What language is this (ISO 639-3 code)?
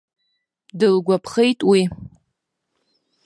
abk